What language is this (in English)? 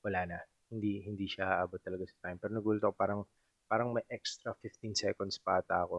Filipino